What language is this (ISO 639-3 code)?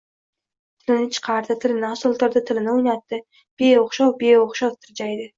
uzb